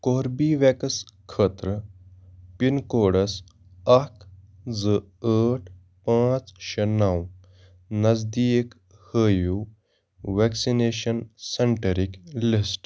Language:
Kashmiri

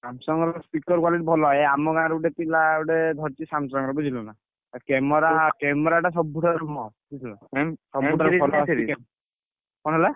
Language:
Odia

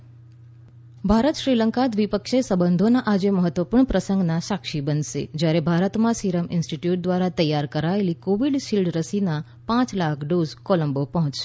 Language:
Gujarati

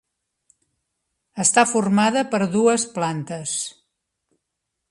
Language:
Catalan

